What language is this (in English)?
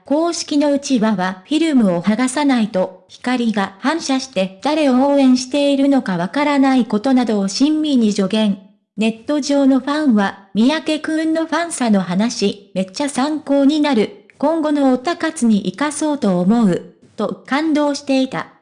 Japanese